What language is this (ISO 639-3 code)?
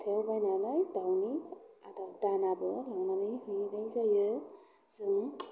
brx